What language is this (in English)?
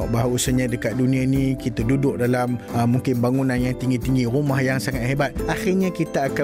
Malay